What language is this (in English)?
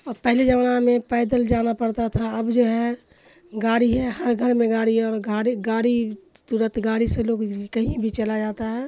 Urdu